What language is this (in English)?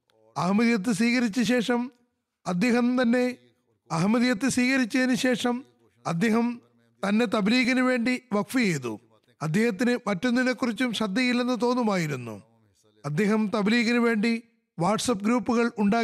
Malayalam